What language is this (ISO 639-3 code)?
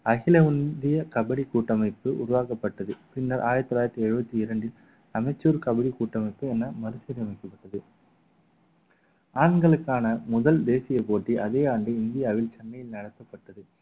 tam